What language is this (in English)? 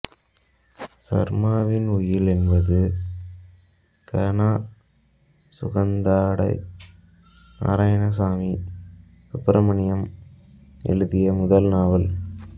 Tamil